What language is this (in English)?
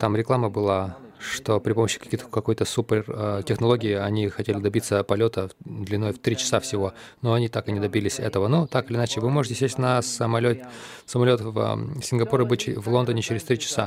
Russian